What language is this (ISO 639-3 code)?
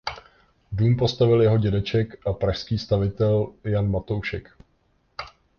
ces